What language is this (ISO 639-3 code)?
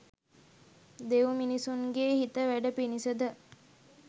sin